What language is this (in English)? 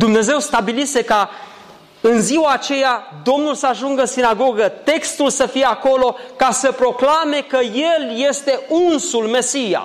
Romanian